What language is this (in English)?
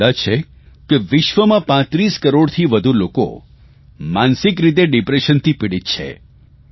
Gujarati